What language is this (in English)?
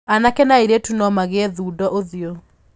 Kikuyu